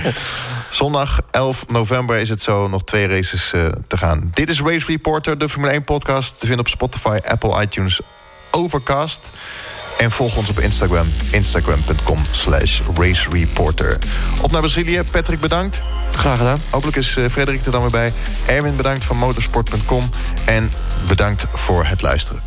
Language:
Dutch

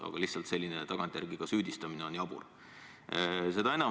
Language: Estonian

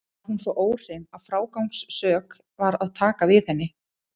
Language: Icelandic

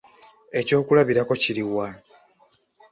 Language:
Ganda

